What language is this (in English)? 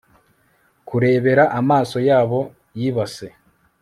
Kinyarwanda